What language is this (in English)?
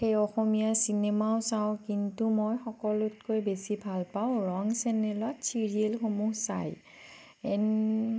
Assamese